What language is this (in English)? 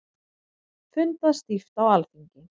Icelandic